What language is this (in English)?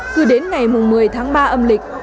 Vietnamese